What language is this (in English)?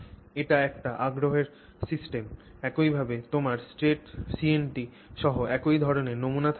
Bangla